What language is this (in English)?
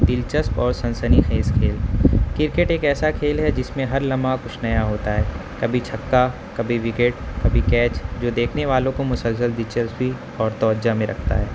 Urdu